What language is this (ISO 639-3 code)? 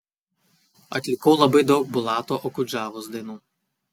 lit